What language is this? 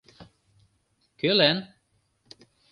Mari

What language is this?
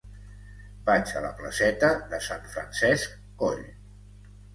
Catalan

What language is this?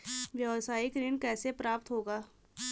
Hindi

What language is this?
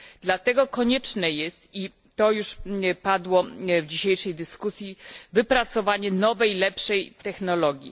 Polish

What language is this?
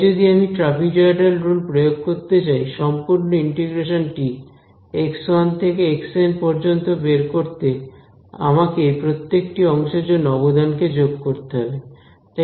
Bangla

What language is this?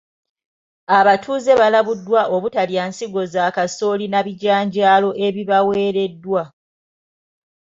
Ganda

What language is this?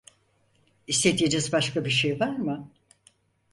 Turkish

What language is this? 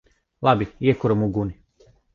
Latvian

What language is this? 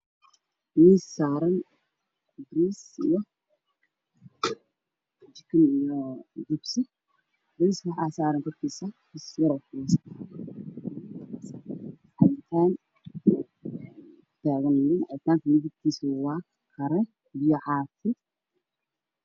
Somali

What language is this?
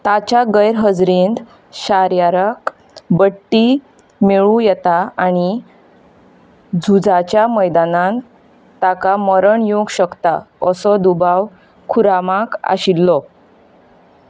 Konkani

